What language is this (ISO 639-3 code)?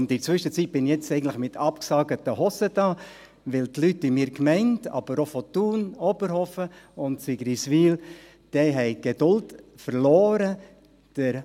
gsw